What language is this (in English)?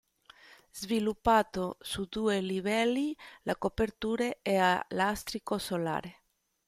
Italian